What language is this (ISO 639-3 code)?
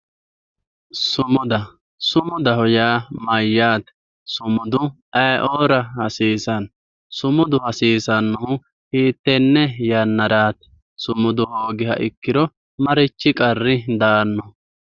sid